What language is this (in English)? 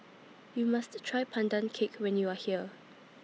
English